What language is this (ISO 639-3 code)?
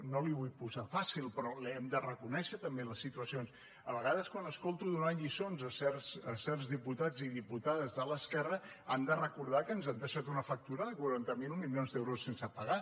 cat